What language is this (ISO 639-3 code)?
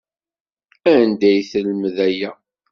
kab